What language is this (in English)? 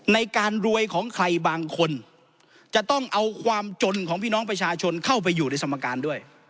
Thai